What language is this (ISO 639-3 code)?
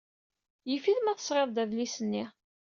kab